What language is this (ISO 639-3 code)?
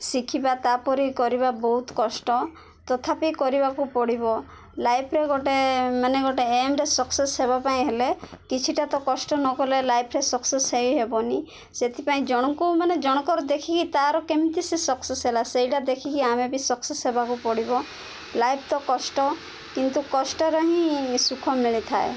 ori